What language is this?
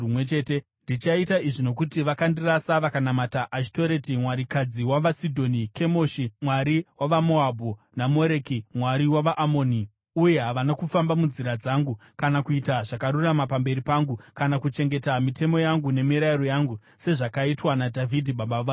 Shona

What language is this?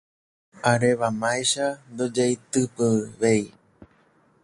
Guarani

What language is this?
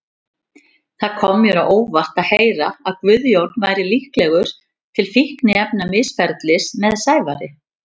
Icelandic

